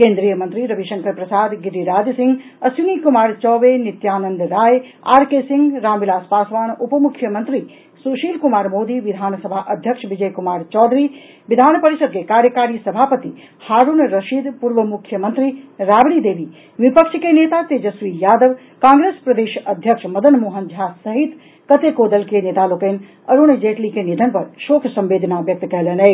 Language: Maithili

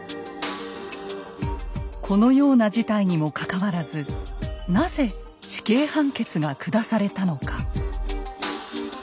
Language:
Japanese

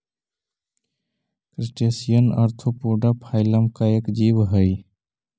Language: Magahi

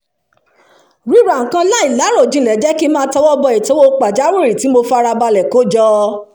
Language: Yoruba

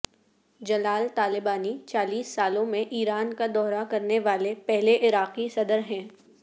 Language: Urdu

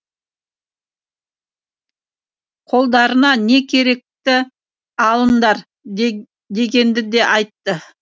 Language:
Kazakh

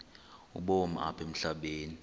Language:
Xhosa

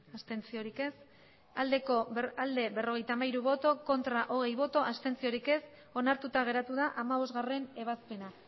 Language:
Basque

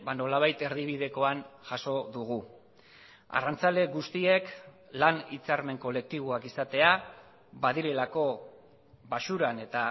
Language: Basque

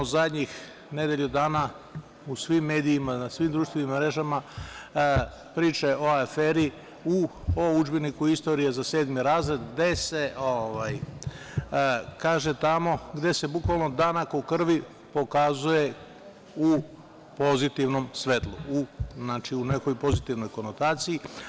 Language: Serbian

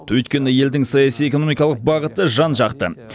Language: Kazakh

